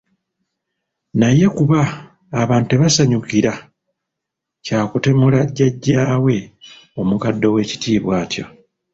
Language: Ganda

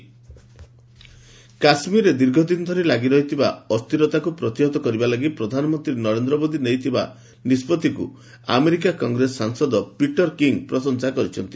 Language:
Odia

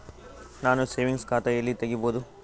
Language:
Kannada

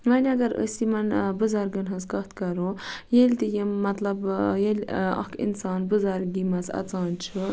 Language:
Kashmiri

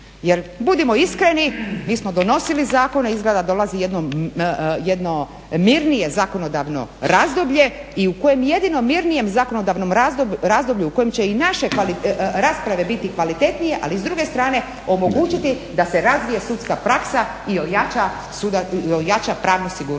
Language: Croatian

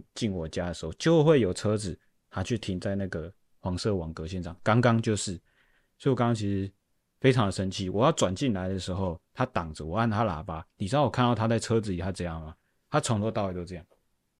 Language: Chinese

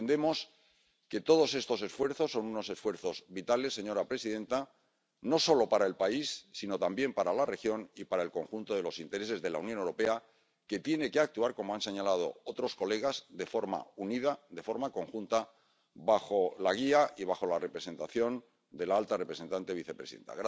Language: Spanish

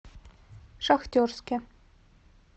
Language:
Russian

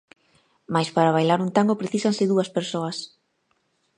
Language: Galician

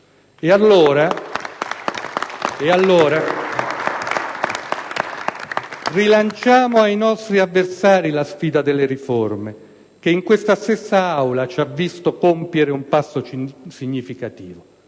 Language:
Italian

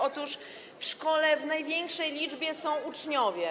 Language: Polish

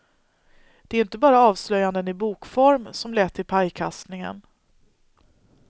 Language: Swedish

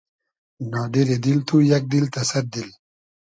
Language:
Hazaragi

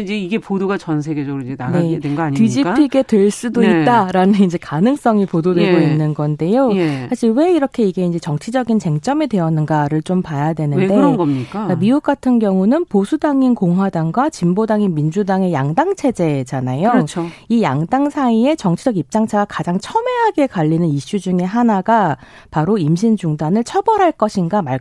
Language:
Korean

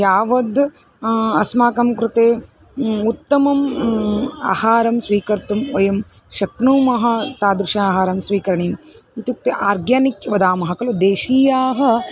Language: Sanskrit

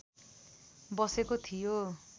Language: Nepali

